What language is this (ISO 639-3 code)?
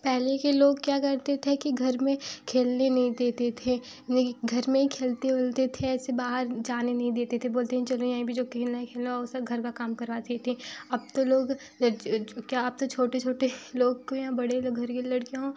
hin